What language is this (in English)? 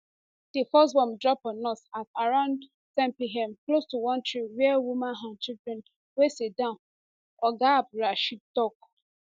Nigerian Pidgin